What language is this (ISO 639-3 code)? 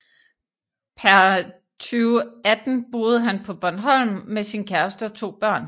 dan